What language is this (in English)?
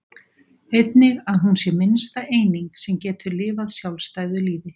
Icelandic